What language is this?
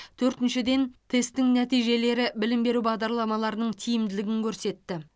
Kazakh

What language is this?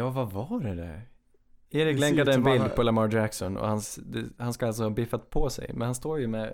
Swedish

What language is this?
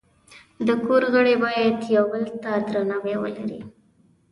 Pashto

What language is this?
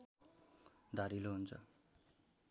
Nepali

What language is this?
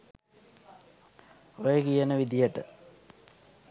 Sinhala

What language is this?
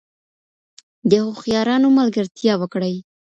Pashto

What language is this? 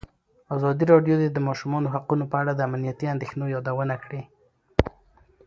Pashto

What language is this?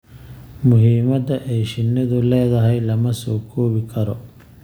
Somali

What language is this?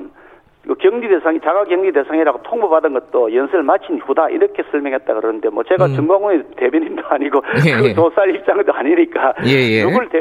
Korean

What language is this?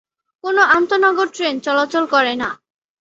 Bangla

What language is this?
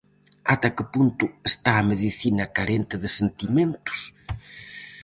Galician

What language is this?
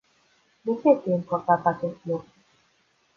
Romanian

